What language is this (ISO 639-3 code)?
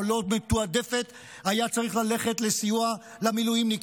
heb